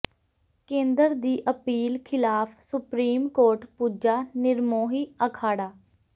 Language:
Punjabi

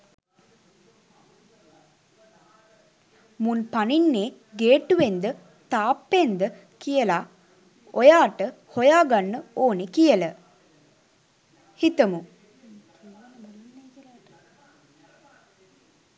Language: Sinhala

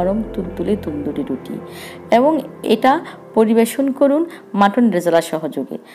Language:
Hindi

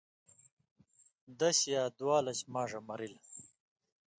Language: Indus Kohistani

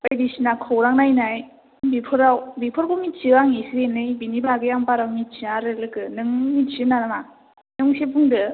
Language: Bodo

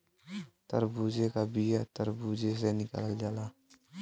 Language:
Bhojpuri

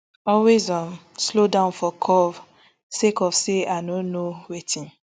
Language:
Nigerian Pidgin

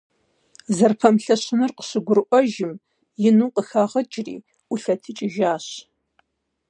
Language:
Kabardian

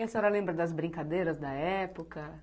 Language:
Portuguese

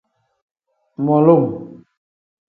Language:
Tem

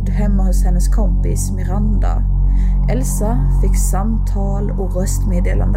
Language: Swedish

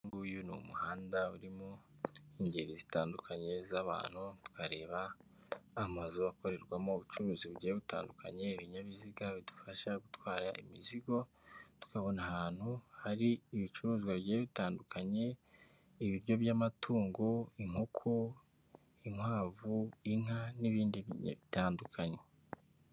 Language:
Kinyarwanda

